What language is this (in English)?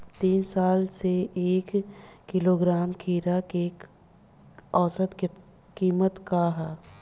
Bhojpuri